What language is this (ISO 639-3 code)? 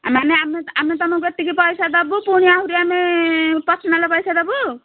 ori